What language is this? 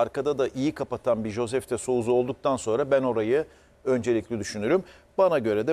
Turkish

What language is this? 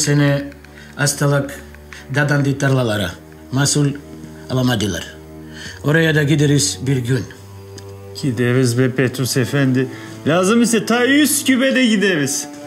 Turkish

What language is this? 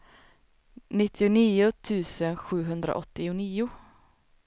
Swedish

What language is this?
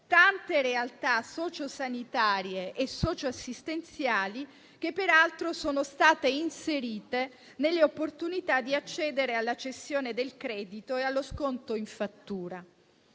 Italian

